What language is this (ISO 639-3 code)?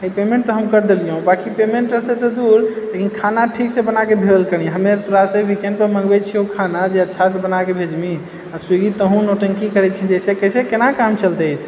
mai